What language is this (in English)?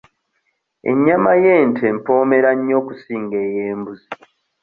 Ganda